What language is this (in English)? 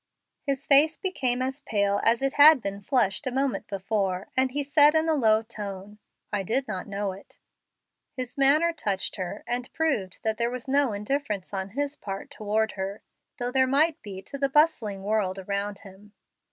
English